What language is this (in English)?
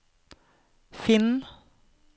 Norwegian